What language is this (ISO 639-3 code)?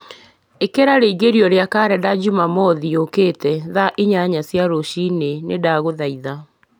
kik